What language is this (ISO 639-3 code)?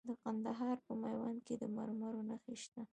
pus